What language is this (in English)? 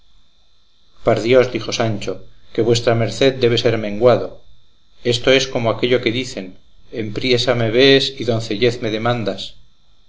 Spanish